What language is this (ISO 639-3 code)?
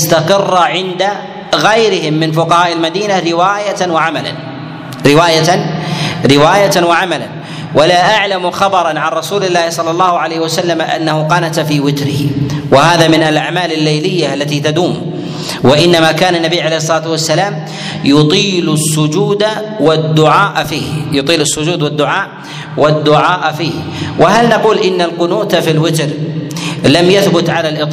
ara